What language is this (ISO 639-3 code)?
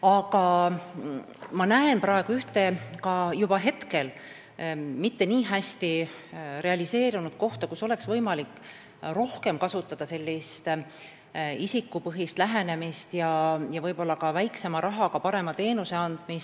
est